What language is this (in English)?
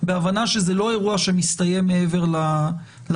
Hebrew